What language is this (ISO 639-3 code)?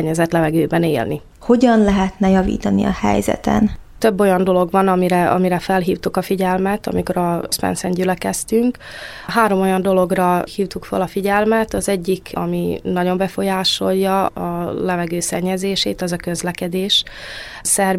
hun